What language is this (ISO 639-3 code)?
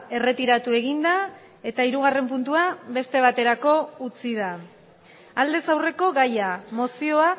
eus